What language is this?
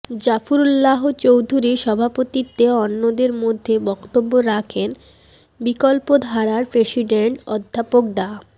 Bangla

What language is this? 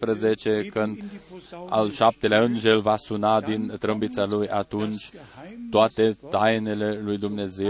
Romanian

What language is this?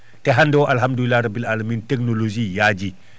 Fula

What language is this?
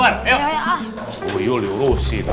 Indonesian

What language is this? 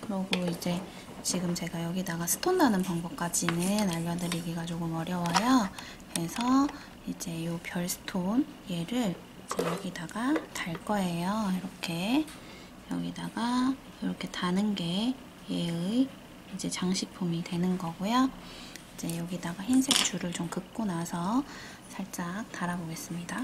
Korean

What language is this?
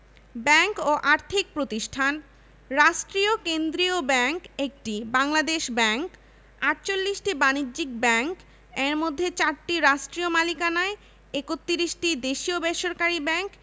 Bangla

